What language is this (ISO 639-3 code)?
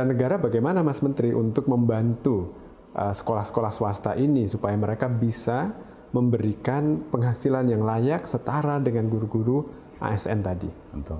ind